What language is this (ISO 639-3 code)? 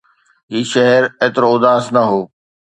snd